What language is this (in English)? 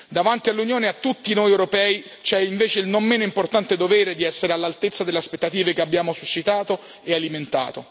Italian